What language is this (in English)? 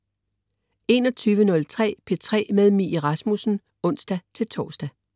Danish